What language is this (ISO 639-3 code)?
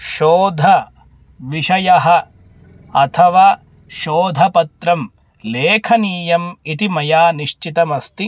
san